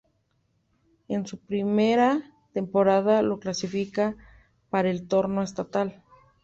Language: Spanish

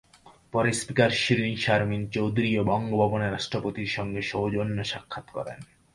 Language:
Bangla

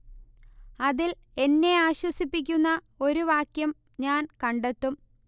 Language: Malayalam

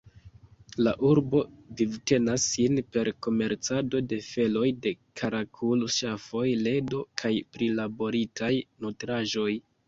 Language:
Esperanto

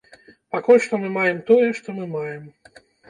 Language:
Belarusian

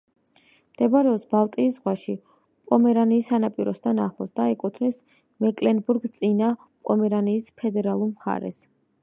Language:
Georgian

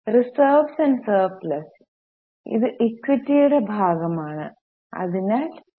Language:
Malayalam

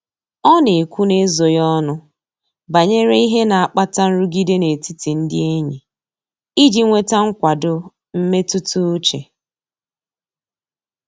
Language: Igbo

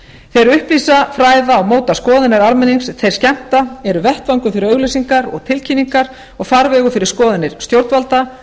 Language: Icelandic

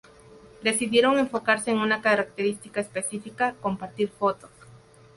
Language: Spanish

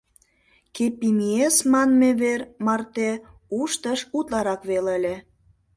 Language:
Mari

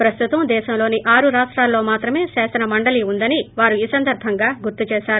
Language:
Telugu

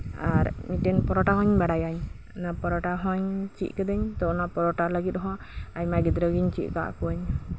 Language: Santali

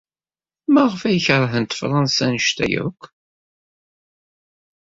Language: Kabyle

